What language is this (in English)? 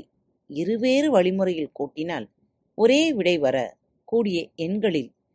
Tamil